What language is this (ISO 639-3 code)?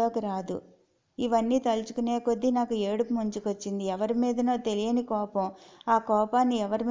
tel